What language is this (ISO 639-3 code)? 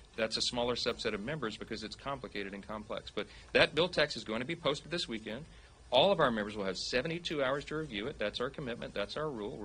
eng